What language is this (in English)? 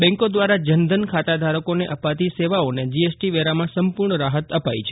Gujarati